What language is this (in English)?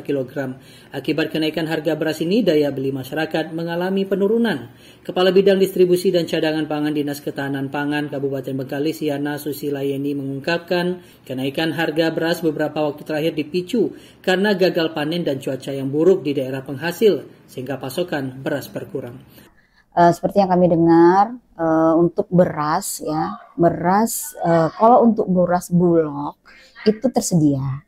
Indonesian